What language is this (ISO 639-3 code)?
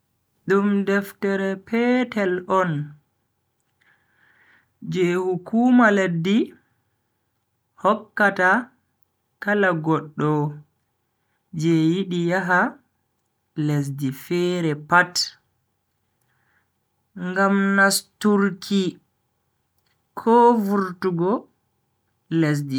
fui